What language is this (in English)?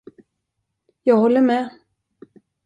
Swedish